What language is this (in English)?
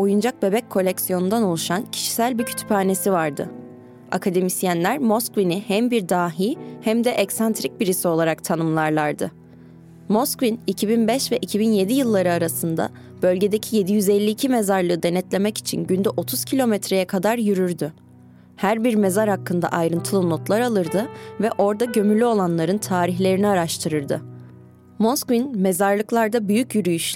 Turkish